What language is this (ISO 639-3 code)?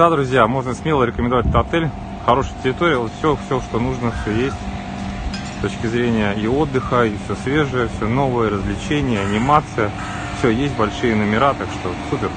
rus